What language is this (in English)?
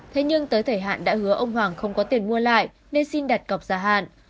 Vietnamese